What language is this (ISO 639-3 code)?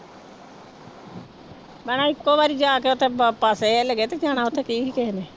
pan